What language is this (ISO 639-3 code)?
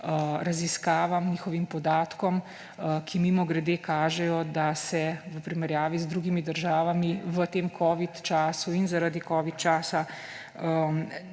slv